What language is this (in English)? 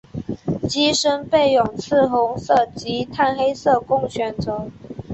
Chinese